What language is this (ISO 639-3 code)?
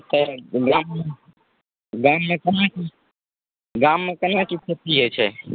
mai